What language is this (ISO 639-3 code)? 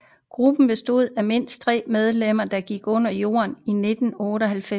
dan